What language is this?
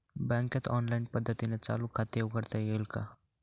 Marathi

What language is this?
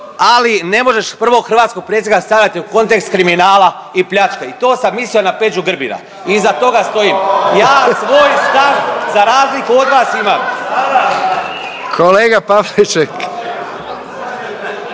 Croatian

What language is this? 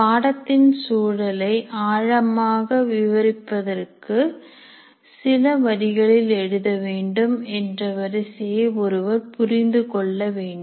Tamil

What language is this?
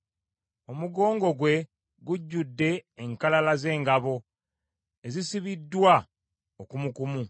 Ganda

